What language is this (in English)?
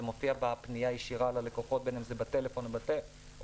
Hebrew